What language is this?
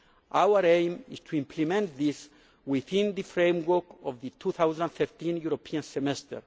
English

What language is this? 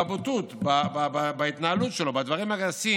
Hebrew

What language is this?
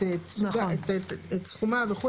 Hebrew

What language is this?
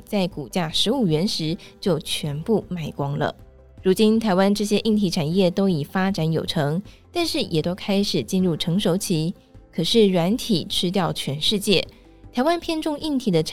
Chinese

